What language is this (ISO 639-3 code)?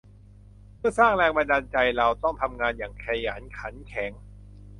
tha